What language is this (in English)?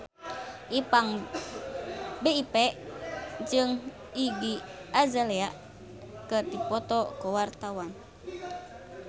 Sundanese